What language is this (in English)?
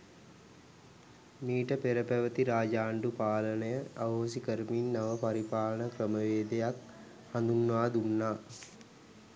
Sinhala